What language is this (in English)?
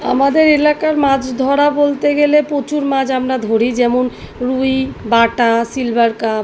Bangla